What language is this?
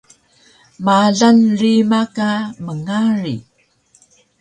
Taroko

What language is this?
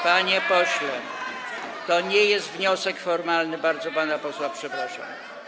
Polish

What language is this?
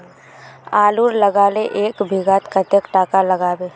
Magahi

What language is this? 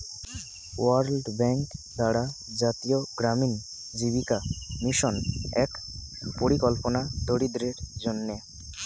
Bangla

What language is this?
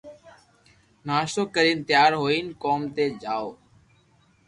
Loarki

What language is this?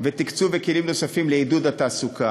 Hebrew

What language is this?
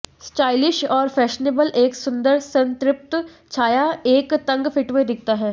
Hindi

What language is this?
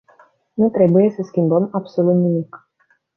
Romanian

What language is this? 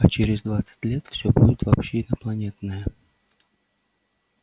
Russian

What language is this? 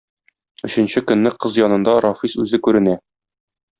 Tatar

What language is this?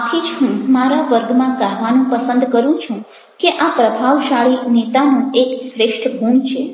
Gujarati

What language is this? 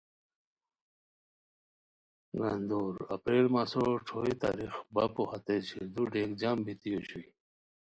Khowar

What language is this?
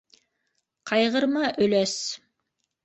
Bashkir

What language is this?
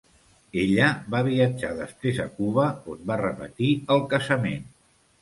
Catalan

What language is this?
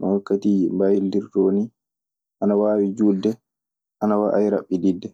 Maasina Fulfulde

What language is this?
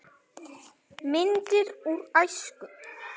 Icelandic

